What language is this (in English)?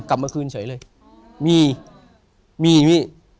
Thai